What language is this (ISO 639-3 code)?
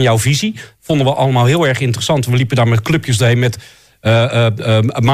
nld